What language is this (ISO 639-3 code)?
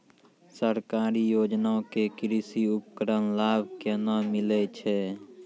mai